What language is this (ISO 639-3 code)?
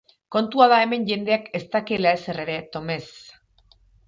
eus